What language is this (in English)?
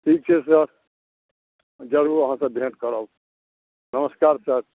Maithili